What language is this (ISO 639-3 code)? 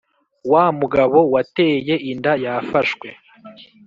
kin